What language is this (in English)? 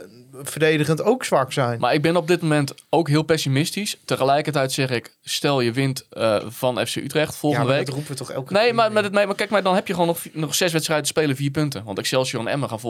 Dutch